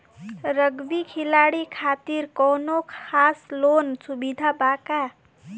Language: Bhojpuri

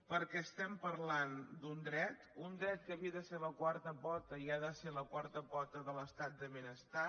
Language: Catalan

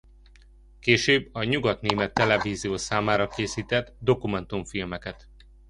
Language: Hungarian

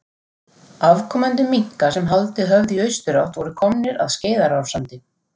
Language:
Icelandic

